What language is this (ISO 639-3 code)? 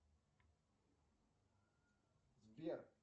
rus